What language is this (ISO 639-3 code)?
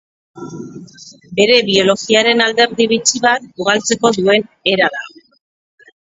eus